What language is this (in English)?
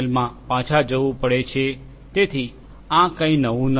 Gujarati